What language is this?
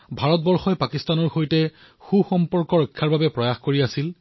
Assamese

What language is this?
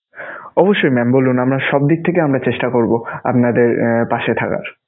Bangla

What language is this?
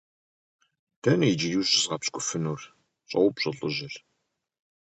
Kabardian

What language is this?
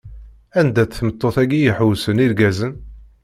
Kabyle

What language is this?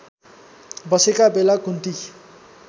Nepali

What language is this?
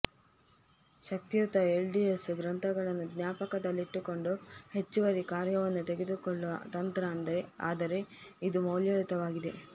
Kannada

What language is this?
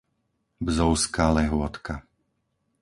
Slovak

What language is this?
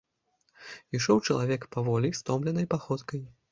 Belarusian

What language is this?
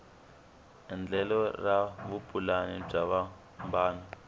Tsonga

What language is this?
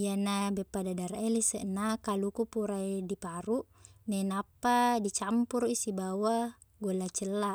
Buginese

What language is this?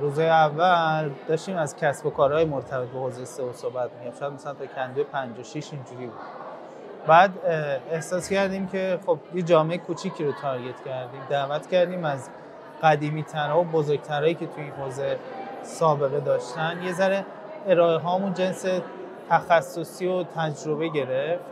Persian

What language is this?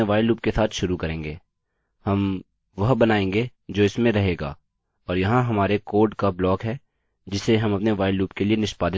Hindi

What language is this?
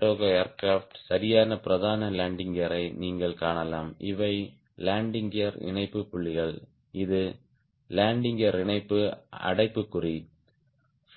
Tamil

